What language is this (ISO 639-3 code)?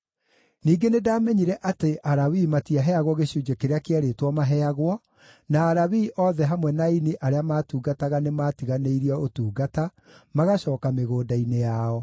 kik